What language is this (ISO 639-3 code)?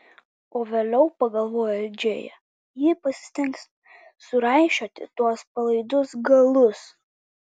lit